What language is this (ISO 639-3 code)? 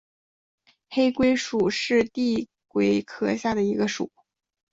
zho